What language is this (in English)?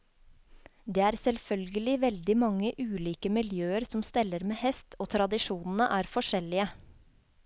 Norwegian